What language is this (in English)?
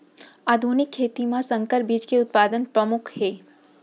Chhattisgarhi